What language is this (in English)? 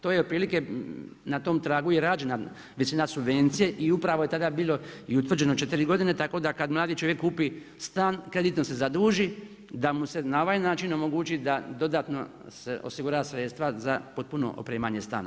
Croatian